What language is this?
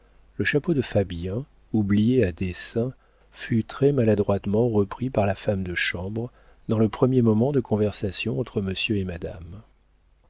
French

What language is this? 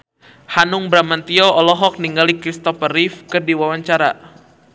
Sundanese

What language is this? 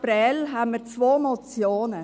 Swiss German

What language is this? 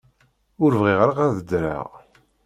Kabyle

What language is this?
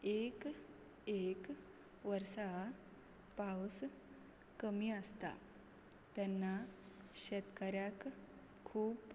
Konkani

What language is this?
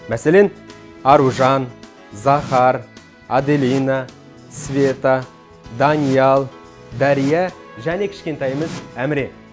Kazakh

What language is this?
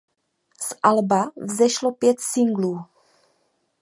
Czech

